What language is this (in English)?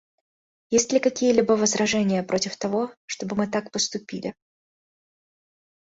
Russian